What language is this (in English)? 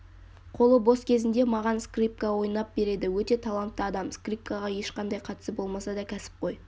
Kazakh